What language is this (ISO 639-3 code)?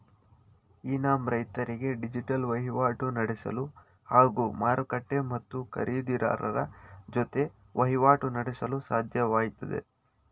kan